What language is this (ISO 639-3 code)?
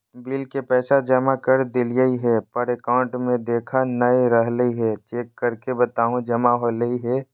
mag